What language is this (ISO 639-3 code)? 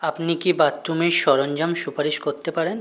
ben